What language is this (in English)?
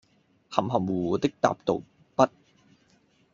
Cantonese